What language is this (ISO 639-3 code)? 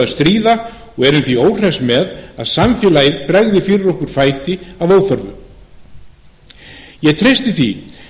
isl